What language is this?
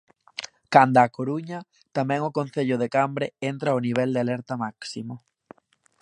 Galician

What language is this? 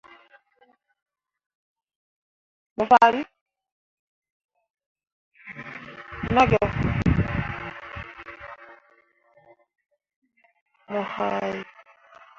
Mundang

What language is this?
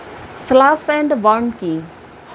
Bangla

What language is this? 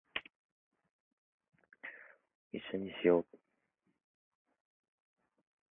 Japanese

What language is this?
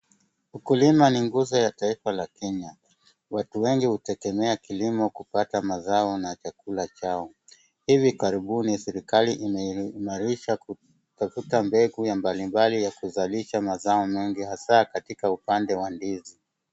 Swahili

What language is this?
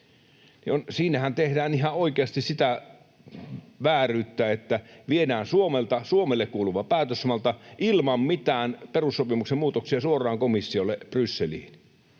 Finnish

